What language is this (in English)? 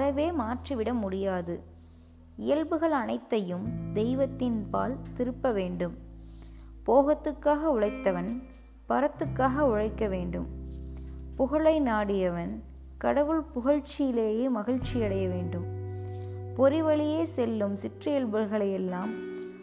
Tamil